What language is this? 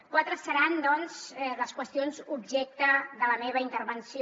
Catalan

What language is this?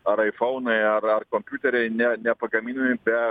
Lithuanian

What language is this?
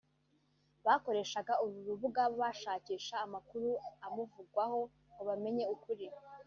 Kinyarwanda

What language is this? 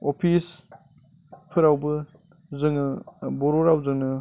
Bodo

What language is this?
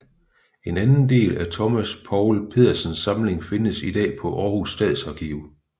Danish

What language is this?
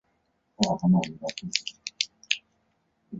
Chinese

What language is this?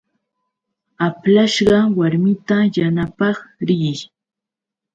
Yauyos Quechua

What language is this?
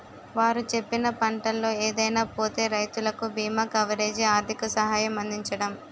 Telugu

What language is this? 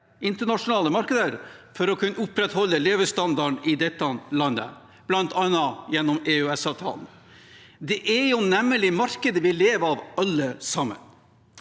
Norwegian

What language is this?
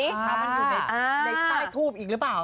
Thai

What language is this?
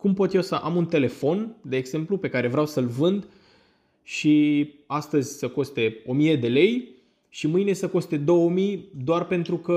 Romanian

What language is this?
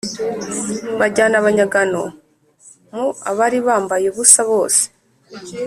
Kinyarwanda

